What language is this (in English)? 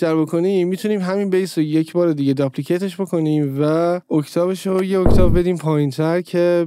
Persian